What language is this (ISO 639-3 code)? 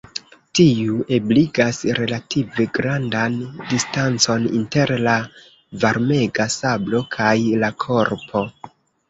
epo